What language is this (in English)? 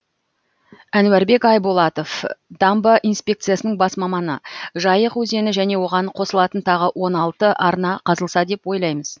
Kazakh